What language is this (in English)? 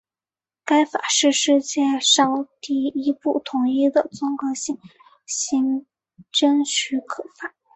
Chinese